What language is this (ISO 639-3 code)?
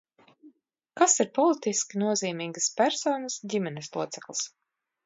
lav